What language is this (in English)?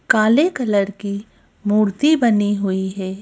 Hindi